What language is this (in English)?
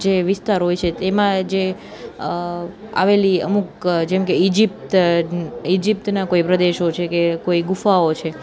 Gujarati